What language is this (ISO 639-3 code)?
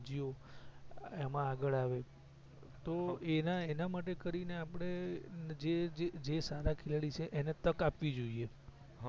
guj